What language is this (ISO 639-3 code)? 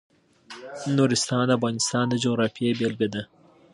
pus